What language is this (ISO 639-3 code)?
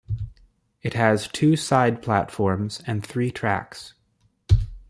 eng